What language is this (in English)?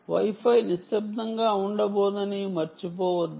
Telugu